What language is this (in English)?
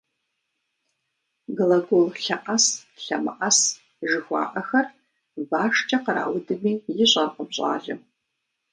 Kabardian